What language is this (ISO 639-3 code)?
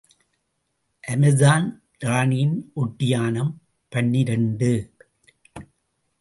tam